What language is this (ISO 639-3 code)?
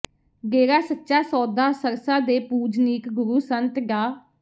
pan